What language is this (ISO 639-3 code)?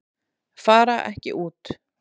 isl